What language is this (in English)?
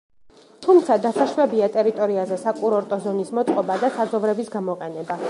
Georgian